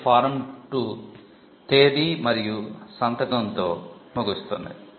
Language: Telugu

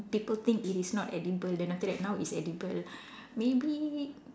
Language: English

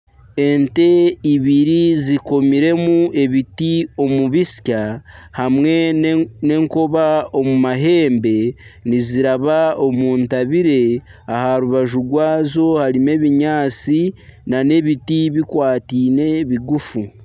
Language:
Nyankole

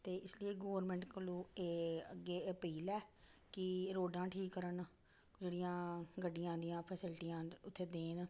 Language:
Dogri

